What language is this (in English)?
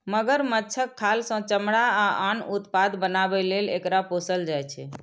Maithili